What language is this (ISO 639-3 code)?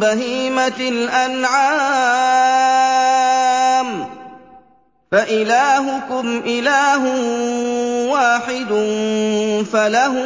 ara